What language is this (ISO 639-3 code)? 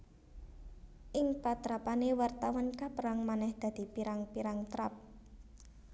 jav